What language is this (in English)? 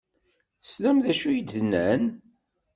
Kabyle